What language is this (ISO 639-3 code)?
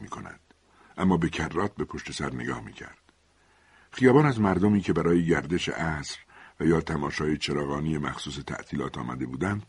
fas